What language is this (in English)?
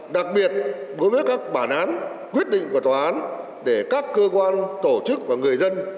Vietnamese